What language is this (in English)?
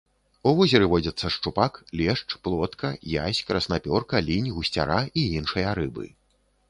Belarusian